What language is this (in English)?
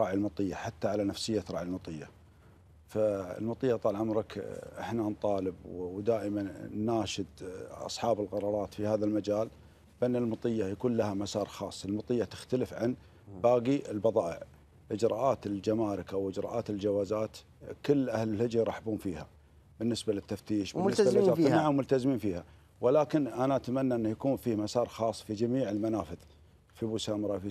Arabic